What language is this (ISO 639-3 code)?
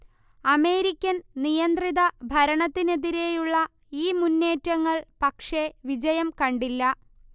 mal